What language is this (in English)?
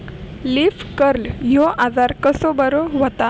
Marathi